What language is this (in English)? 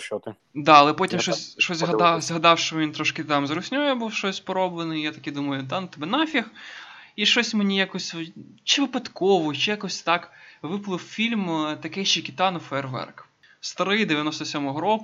Ukrainian